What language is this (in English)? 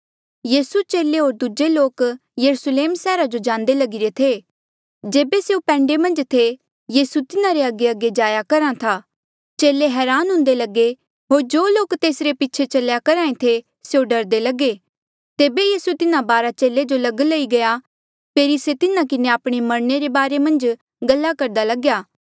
Mandeali